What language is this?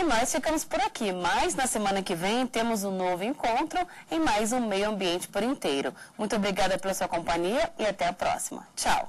Portuguese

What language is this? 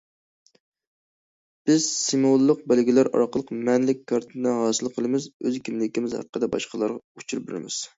Uyghur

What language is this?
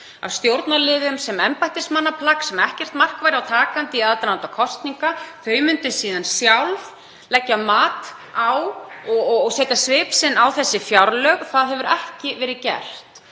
Icelandic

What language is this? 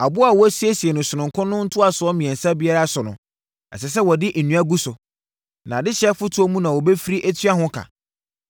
Akan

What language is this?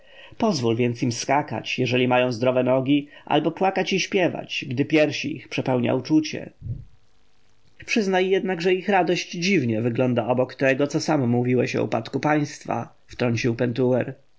Polish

